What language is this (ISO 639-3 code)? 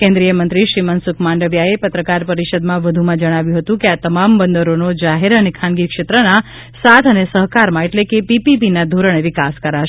guj